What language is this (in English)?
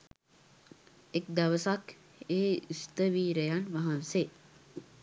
Sinhala